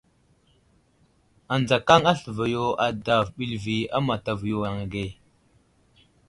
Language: Wuzlam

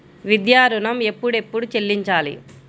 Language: Telugu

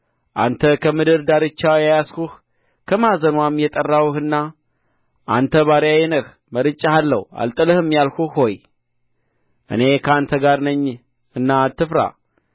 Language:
Amharic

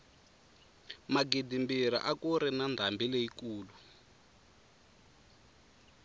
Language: Tsonga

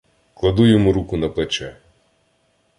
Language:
Ukrainian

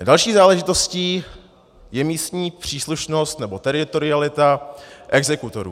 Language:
Czech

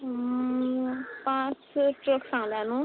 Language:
Konkani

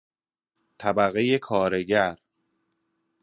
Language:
Persian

